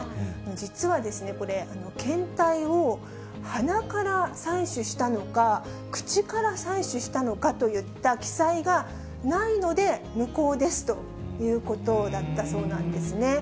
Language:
Japanese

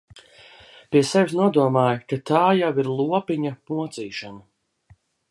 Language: Latvian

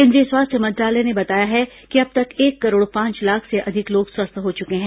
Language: Hindi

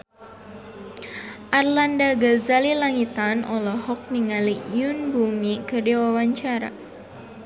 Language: Sundanese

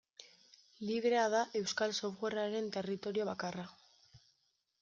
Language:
Basque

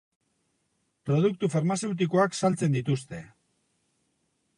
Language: Basque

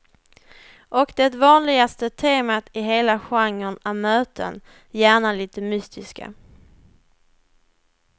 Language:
Swedish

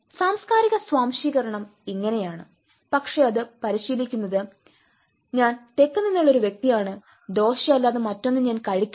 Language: Malayalam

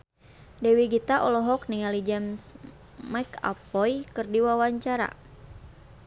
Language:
Sundanese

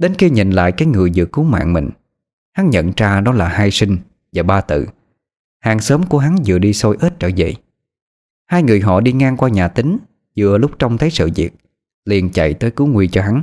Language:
Vietnamese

